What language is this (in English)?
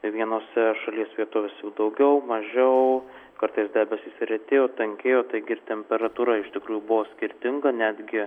Lithuanian